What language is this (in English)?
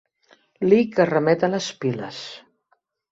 Catalan